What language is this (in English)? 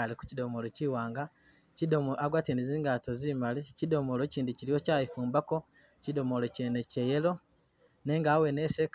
Masaaba